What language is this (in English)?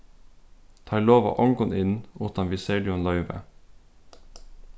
Faroese